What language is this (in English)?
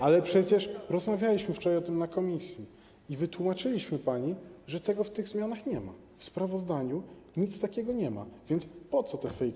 Polish